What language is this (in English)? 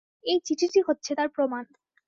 Bangla